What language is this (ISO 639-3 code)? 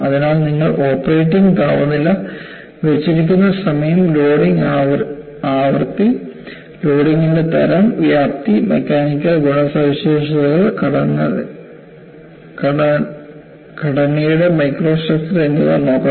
mal